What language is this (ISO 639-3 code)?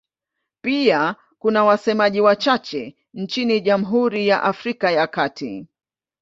swa